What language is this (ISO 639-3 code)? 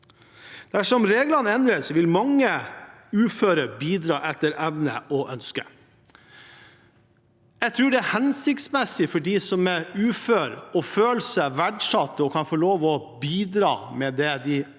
nor